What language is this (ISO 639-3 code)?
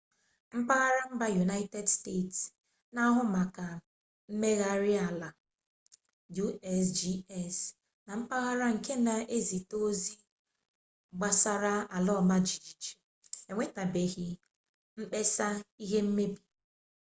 ibo